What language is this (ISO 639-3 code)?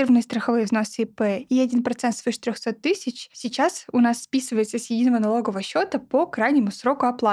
rus